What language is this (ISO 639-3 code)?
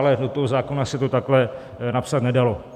ces